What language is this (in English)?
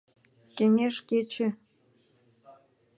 Mari